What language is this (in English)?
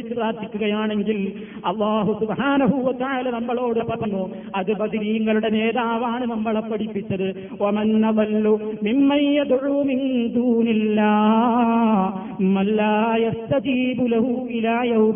Malayalam